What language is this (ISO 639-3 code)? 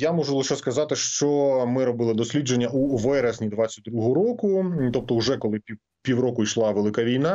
ukr